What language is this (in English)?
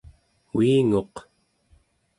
Central Yupik